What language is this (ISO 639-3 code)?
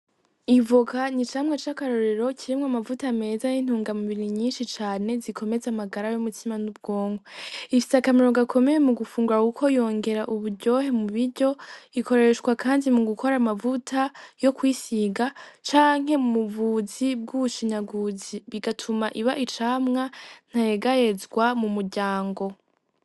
run